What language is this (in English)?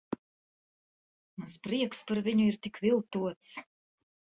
Latvian